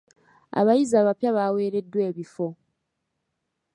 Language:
Ganda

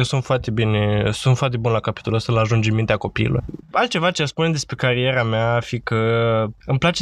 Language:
Romanian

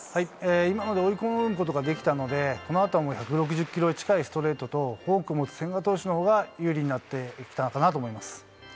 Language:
Japanese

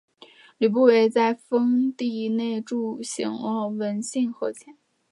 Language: Chinese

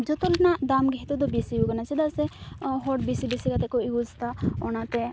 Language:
Santali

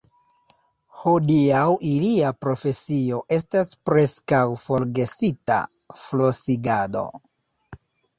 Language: Esperanto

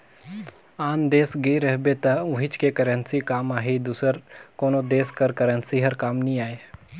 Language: Chhattisgarhi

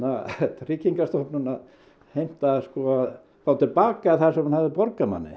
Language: Icelandic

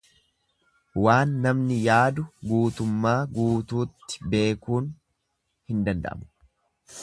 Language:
Oromo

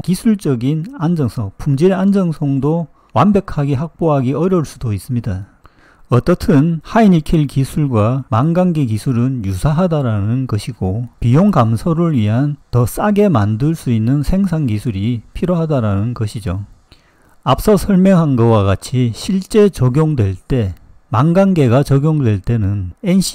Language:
Korean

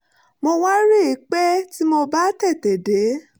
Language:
Yoruba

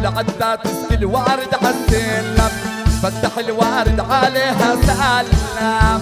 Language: Arabic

